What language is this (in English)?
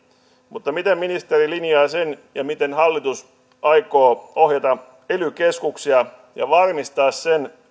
Finnish